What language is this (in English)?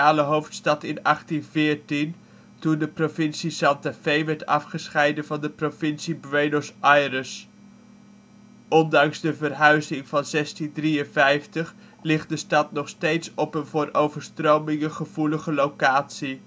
Dutch